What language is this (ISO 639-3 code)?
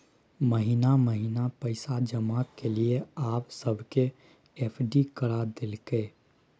mai